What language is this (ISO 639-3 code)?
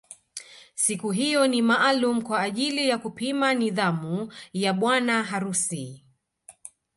swa